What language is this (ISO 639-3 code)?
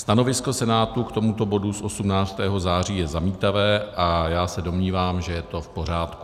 ces